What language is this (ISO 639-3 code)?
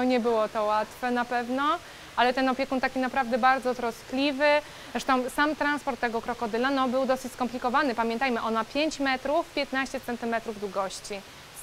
pol